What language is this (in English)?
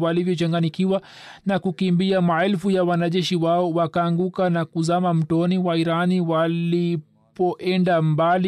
Swahili